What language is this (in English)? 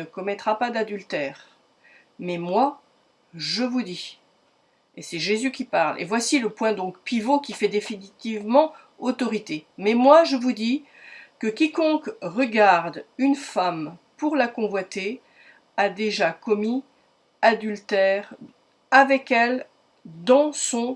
French